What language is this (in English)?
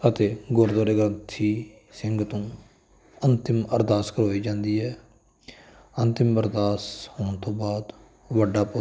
Punjabi